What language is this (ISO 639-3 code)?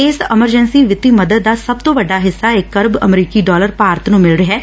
pan